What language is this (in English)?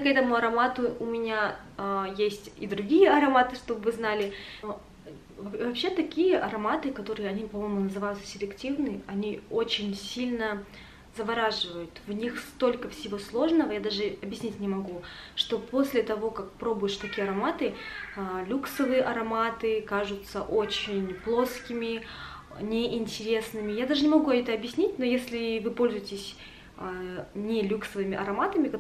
Russian